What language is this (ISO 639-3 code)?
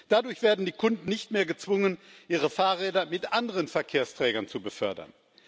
deu